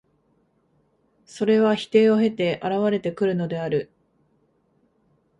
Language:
Japanese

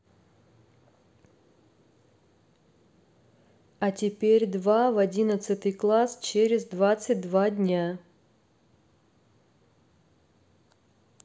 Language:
Russian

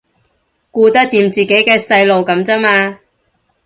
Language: Cantonese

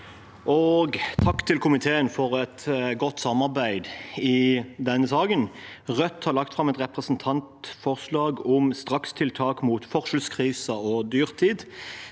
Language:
Norwegian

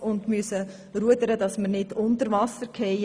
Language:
Swiss German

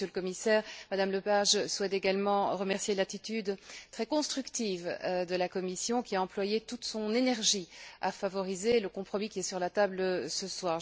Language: French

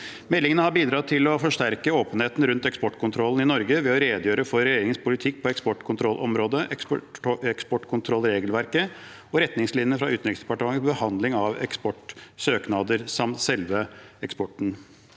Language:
Norwegian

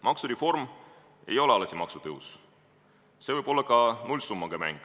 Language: Estonian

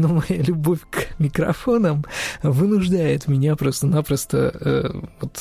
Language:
Russian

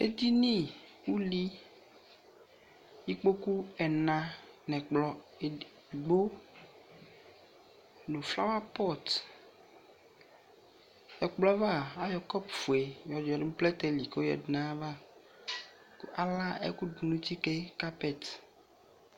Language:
Ikposo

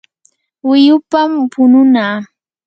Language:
Yanahuanca Pasco Quechua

